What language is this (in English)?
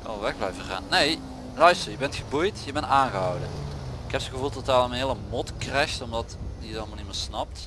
Dutch